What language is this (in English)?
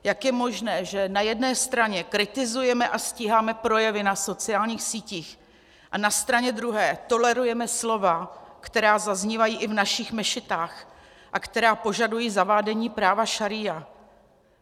Czech